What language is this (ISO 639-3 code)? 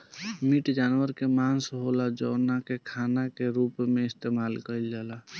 bho